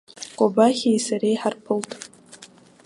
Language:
Abkhazian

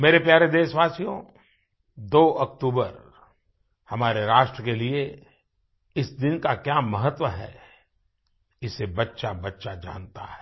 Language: Hindi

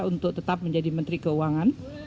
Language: Indonesian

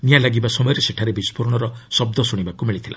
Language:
Odia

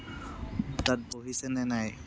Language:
Assamese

